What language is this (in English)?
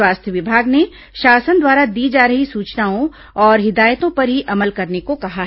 Hindi